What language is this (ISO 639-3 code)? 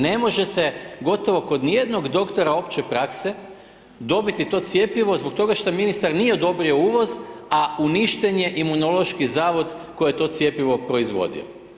hrv